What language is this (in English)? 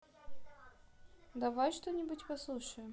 Russian